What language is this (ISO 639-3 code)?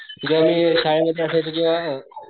mar